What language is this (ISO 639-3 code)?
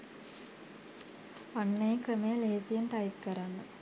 sin